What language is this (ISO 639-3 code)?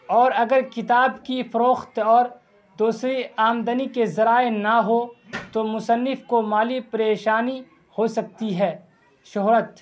urd